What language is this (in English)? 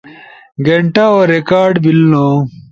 Ushojo